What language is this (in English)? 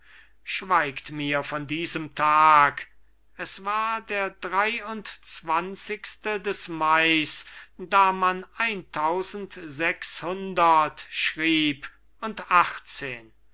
German